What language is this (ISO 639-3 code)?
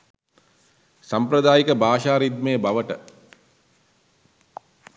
sin